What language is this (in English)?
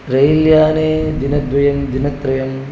Sanskrit